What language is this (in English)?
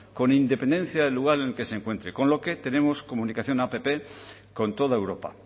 Spanish